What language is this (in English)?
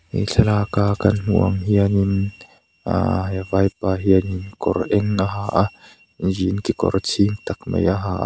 Mizo